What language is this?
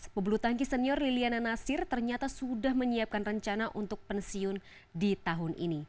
Indonesian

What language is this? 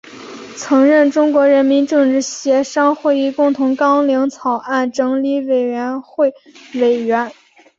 Chinese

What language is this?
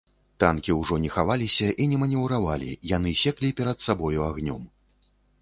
Belarusian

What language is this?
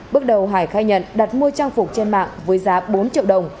Vietnamese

